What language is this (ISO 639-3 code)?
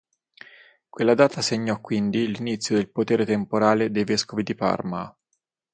ita